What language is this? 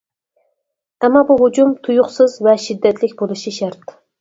Uyghur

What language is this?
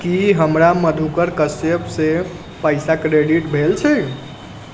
Maithili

